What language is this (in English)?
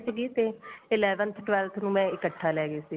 Punjabi